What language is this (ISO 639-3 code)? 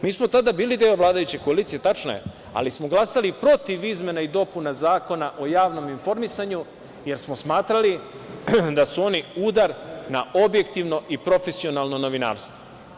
srp